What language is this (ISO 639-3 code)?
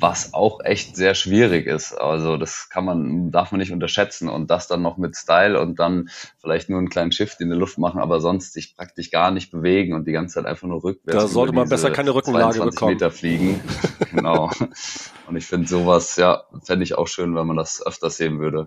deu